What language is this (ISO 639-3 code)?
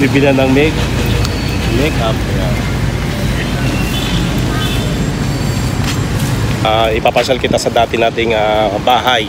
fil